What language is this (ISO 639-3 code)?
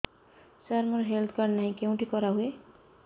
ori